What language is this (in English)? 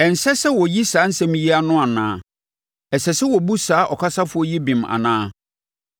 Akan